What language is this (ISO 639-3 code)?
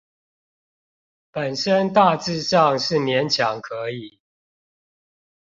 zho